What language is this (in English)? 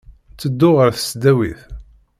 Kabyle